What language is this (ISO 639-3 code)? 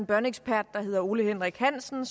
dan